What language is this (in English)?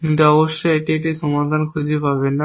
Bangla